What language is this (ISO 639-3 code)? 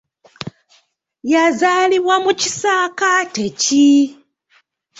lug